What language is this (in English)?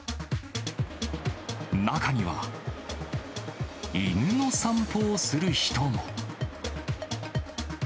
Japanese